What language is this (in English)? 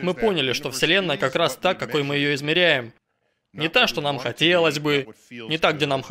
Russian